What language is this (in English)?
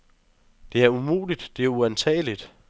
Danish